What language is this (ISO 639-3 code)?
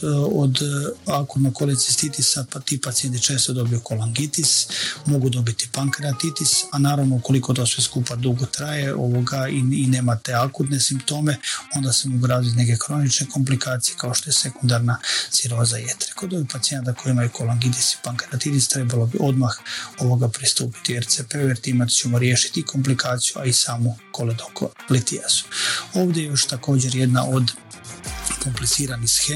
hrv